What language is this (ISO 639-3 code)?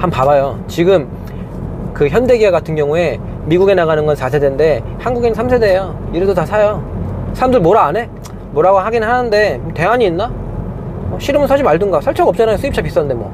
kor